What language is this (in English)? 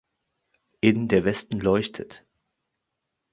German